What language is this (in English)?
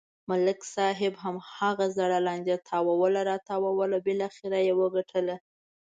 Pashto